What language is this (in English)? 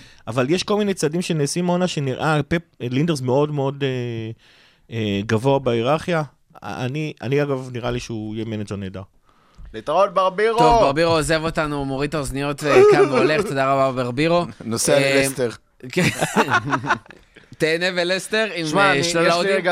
Hebrew